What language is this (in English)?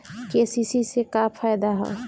Bhojpuri